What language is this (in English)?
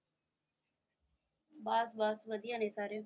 Punjabi